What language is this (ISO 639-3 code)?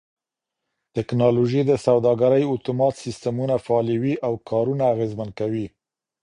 pus